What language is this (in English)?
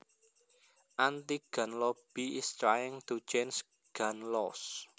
Javanese